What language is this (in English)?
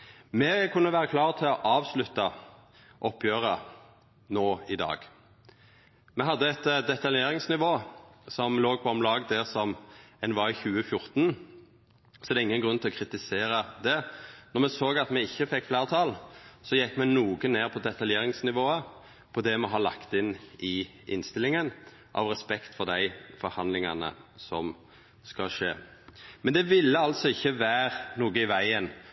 Norwegian Nynorsk